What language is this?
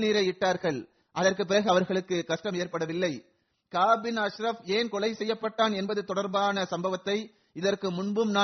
Tamil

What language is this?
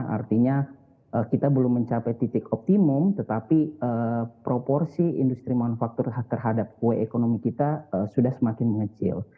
Indonesian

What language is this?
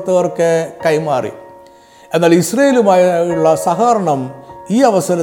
Malayalam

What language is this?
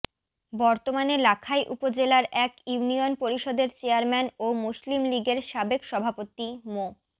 Bangla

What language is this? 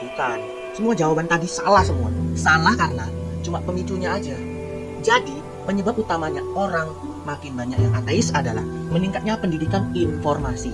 Indonesian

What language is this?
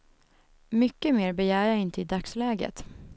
Swedish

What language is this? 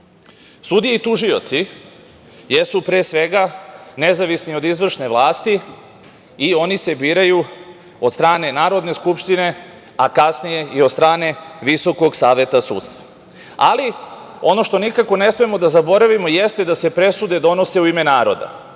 Serbian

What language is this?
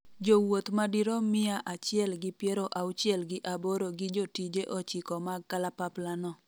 Luo (Kenya and Tanzania)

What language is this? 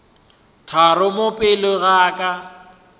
Northern Sotho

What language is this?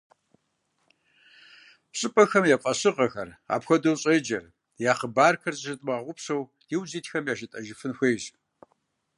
Kabardian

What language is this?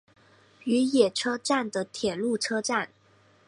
Chinese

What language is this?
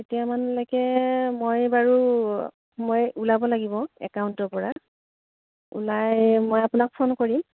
Assamese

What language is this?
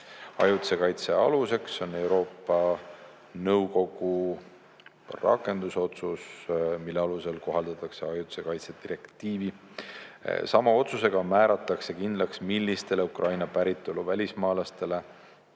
Estonian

